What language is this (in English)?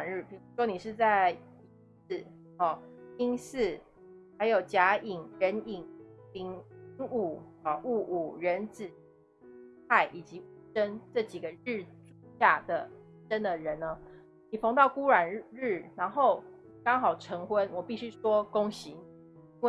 Chinese